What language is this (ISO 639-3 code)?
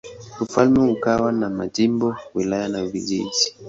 swa